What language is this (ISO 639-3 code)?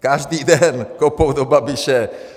ces